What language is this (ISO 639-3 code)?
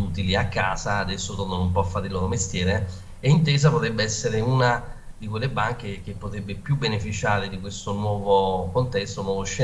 ita